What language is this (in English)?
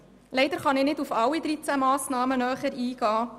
Swiss German